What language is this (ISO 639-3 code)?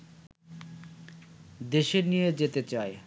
ben